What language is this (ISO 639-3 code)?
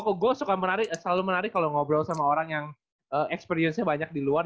ind